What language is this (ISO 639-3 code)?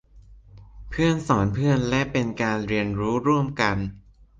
tha